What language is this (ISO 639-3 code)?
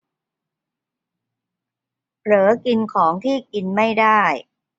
tha